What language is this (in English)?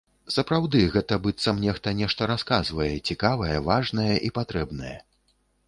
Belarusian